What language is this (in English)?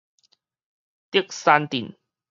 Min Nan Chinese